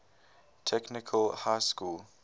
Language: English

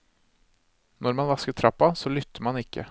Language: Norwegian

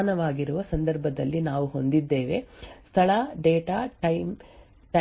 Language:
Kannada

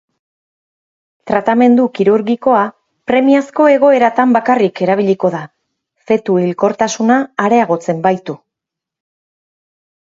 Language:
Basque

